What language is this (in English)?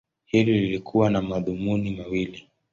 Swahili